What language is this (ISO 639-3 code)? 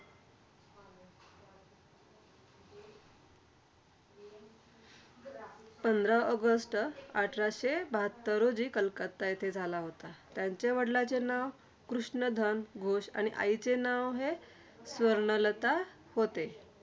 mar